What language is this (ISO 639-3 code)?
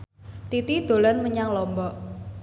jav